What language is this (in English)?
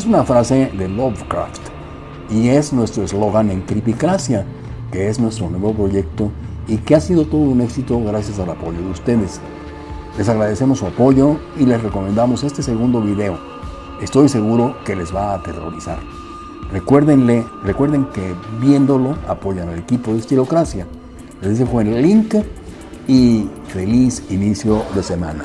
Spanish